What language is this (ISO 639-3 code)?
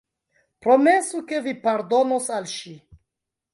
epo